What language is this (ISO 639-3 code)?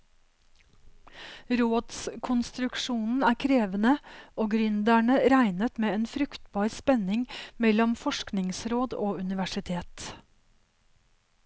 nor